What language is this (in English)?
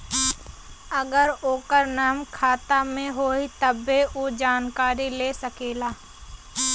Bhojpuri